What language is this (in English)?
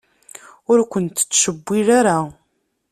Kabyle